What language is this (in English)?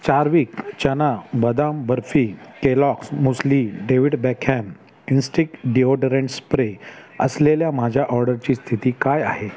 Marathi